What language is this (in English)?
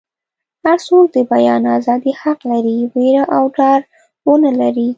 Pashto